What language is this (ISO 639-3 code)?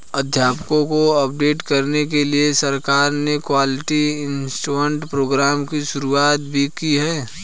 hin